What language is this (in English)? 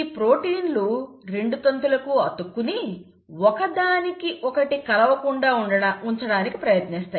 Telugu